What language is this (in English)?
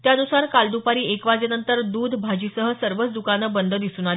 Marathi